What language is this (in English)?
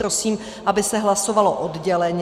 Czech